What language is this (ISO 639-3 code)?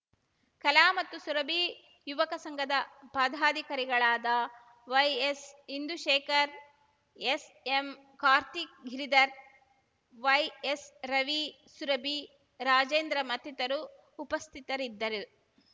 kan